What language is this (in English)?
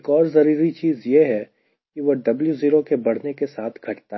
Hindi